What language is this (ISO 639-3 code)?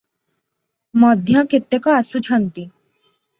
ori